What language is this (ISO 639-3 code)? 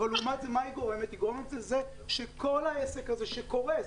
heb